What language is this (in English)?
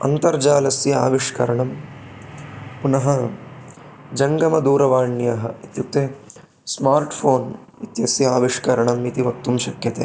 Sanskrit